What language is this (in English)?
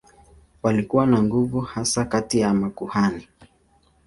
Swahili